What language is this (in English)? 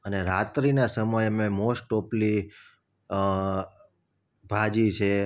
Gujarati